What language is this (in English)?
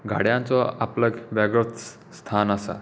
Konkani